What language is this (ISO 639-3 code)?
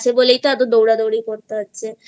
ben